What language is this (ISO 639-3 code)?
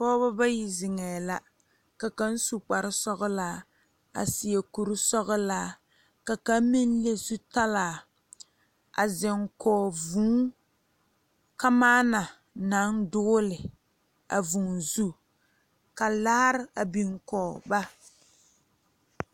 dga